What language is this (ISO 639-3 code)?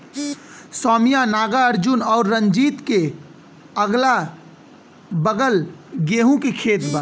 bho